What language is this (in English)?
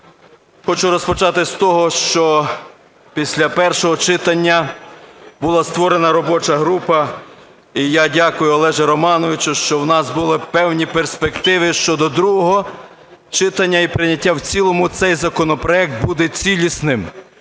Ukrainian